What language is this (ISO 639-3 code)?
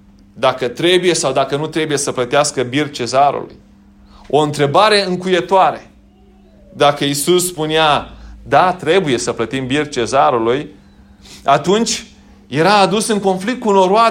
ron